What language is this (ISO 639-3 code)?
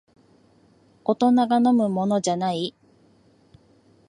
jpn